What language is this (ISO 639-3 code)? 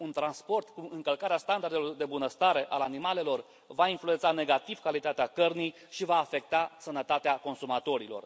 ron